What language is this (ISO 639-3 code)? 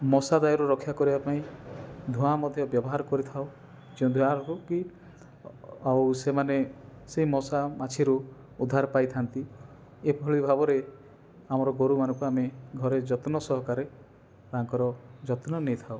ori